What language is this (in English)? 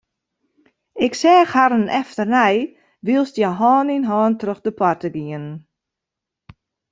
Western Frisian